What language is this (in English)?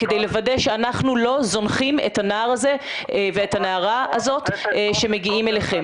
Hebrew